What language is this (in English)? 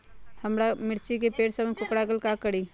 Magahi